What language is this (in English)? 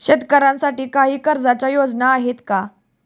Marathi